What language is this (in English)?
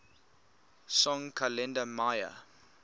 English